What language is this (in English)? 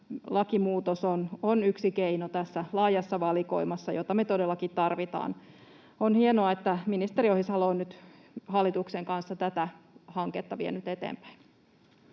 Finnish